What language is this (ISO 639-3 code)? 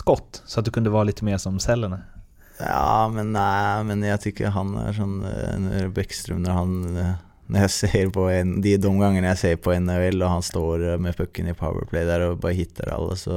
swe